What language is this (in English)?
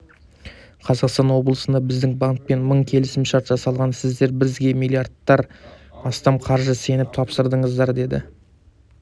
Kazakh